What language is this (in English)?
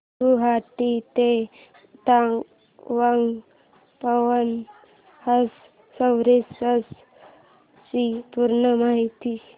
Marathi